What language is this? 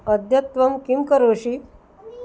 Sanskrit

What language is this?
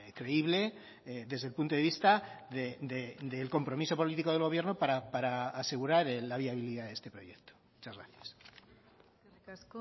Spanish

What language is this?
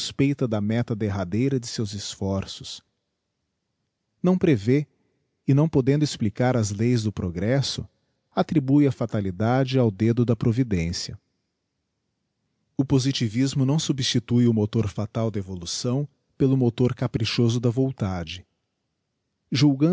Portuguese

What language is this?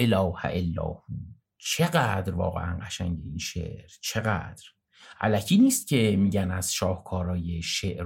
Persian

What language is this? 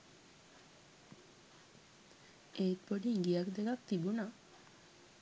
Sinhala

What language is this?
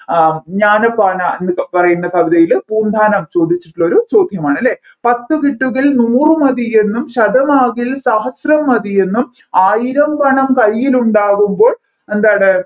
Malayalam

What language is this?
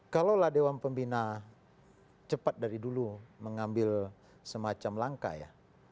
Indonesian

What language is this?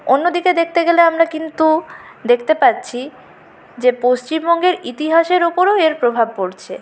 Bangla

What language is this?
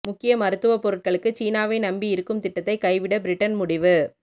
Tamil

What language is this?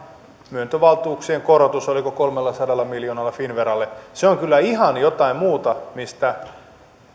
Finnish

